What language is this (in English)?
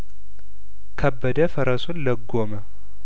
Amharic